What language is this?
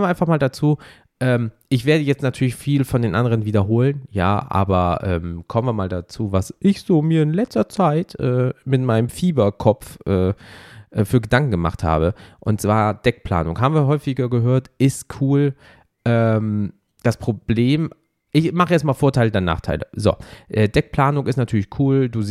German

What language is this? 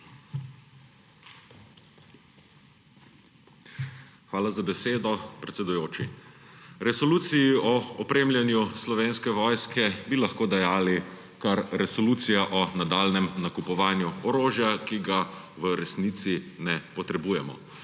Slovenian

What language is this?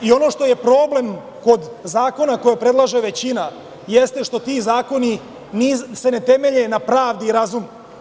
Serbian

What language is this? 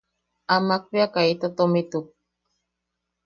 Yaqui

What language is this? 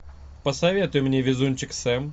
Russian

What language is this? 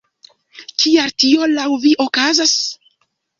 Esperanto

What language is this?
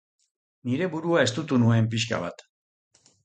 Basque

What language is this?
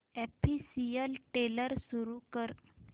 Marathi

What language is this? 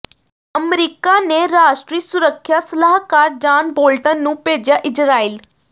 Punjabi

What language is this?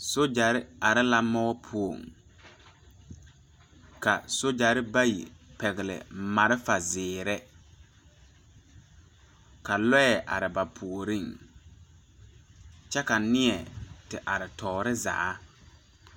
Southern Dagaare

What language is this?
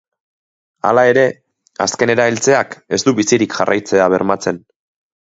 Basque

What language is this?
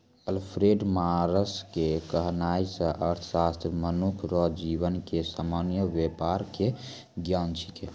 Maithili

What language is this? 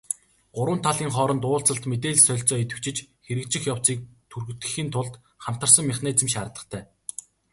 Mongolian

